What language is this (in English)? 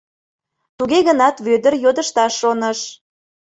Mari